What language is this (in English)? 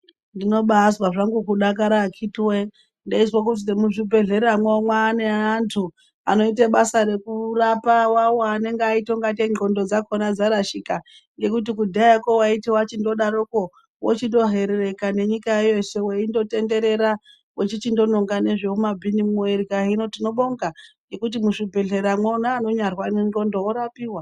Ndau